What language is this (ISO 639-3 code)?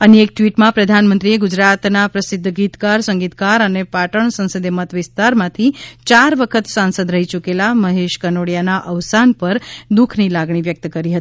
guj